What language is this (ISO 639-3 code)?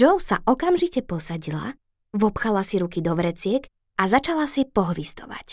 slk